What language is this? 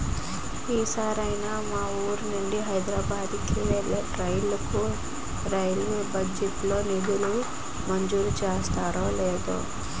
Telugu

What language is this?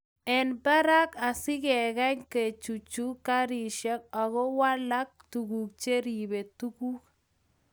Kalenjin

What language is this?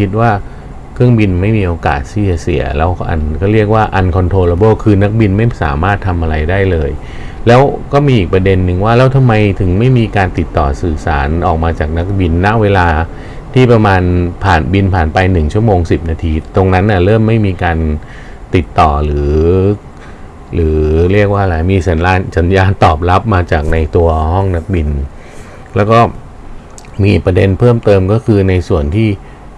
Thai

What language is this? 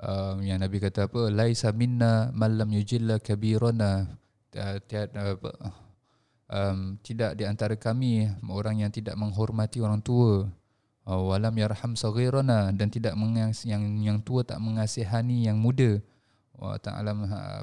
Malay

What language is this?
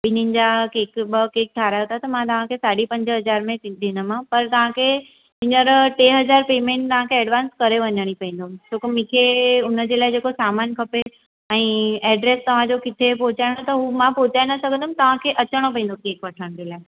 Sindhi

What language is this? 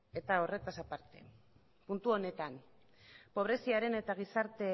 Basque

